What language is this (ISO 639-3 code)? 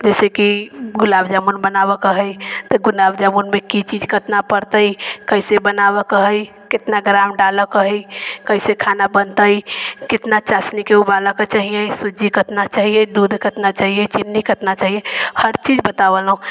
mai